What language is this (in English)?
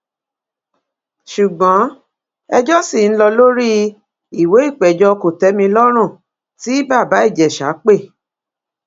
Yoruba